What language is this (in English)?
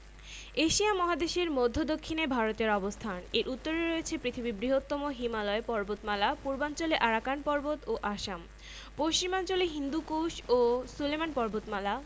Bangla